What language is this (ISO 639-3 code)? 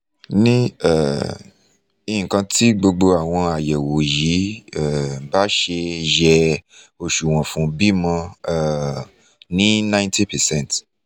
yor